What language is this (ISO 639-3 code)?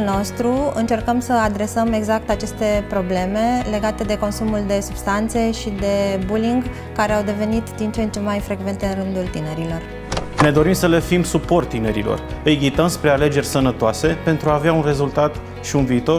ron